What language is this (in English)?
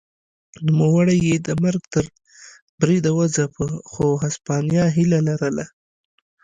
Pashto